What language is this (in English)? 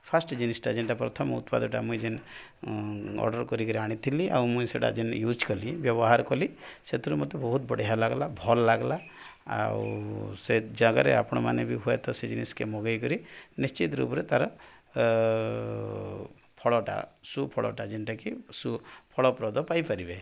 Odia